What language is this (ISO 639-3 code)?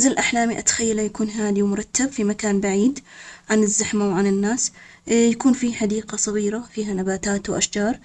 acx